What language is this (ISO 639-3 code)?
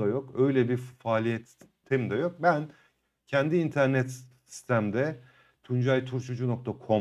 tur